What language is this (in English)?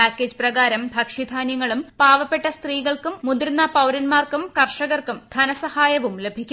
Malayalam